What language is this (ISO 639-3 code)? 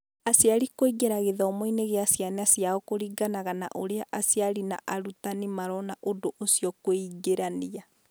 kik